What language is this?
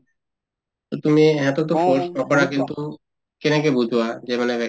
Assamese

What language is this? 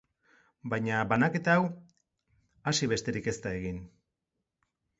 Basque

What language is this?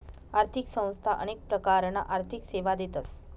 Marathi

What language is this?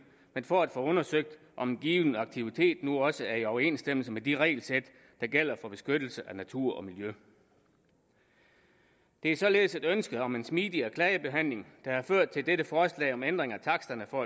Danish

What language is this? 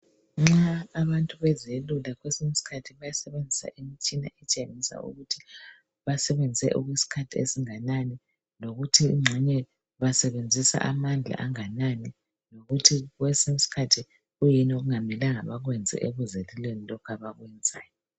North Ndebele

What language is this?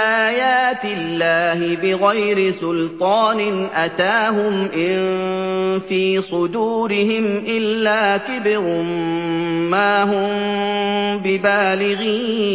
Arabic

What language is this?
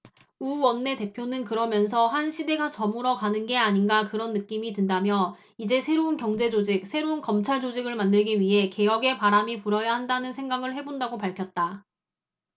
Korean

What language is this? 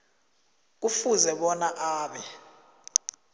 South Ndebele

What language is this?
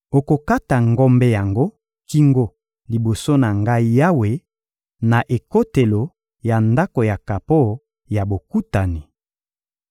Lingala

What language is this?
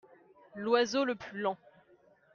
French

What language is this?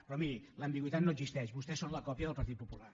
Catalan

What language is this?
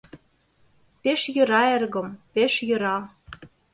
Mari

